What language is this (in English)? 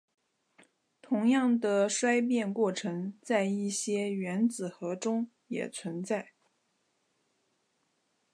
Chinese